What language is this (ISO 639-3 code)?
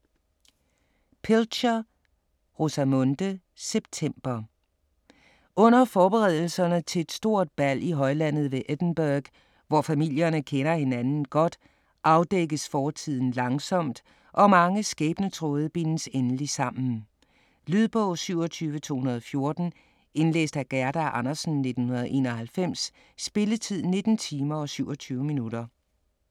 dan